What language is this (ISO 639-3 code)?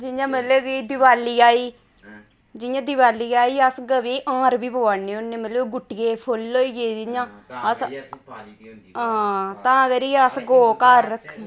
doi